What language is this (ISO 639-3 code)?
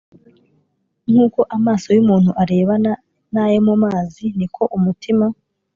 kin